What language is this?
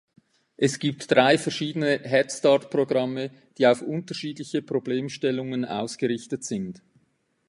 German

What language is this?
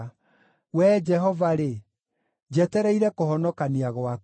Kikuyu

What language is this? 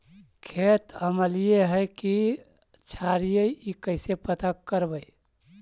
Magahi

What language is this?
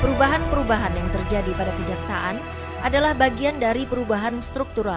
Indonesian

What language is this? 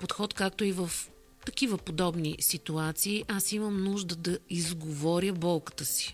Bulgarian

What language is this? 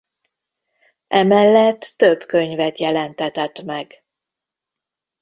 Hungarian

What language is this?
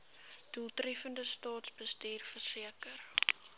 Afrikaans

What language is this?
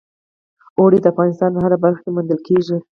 Pashto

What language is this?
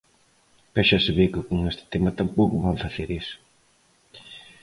Galician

